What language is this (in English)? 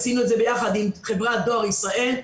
Hebrew